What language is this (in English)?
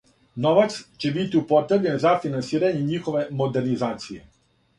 Serbian